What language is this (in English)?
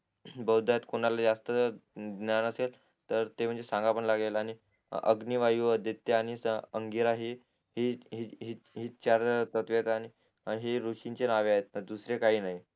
Marathi